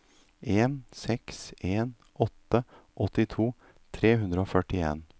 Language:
Norwegian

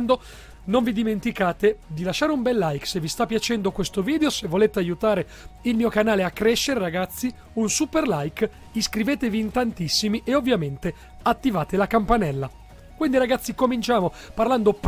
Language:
Italian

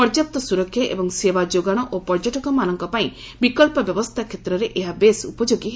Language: Odia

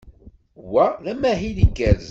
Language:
Kabyle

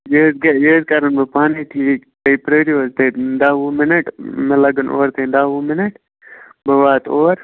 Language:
Kashmiri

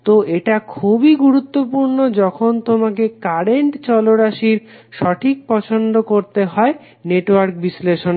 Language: Bangla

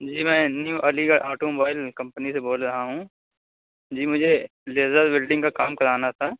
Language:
Urdu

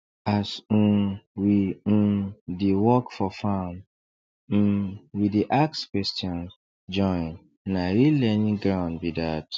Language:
Nigerian Pidgin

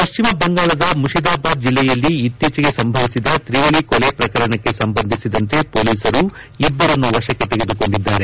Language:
Kannada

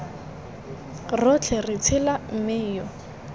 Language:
Tswana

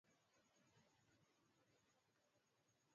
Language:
Swahili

